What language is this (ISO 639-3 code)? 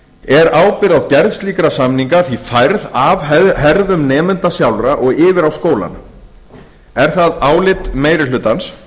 isl